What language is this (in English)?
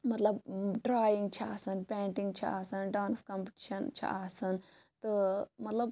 Kashmiri